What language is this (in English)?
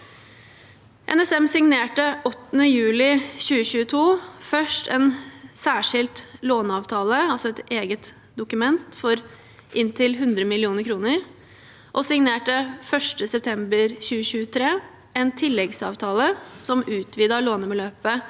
Norwegian